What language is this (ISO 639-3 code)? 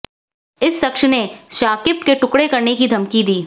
hin